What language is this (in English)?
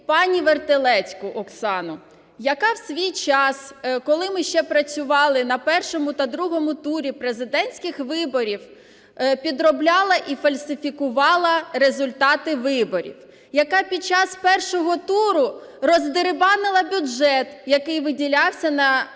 Ukrainian